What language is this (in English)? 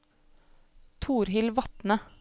Norwegian